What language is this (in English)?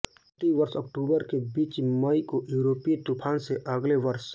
Hindi